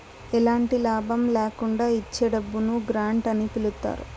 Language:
Telugu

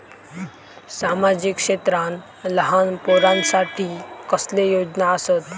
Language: Marathi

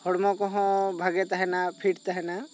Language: Santali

